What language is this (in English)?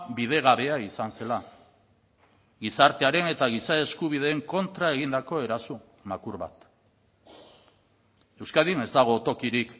Basque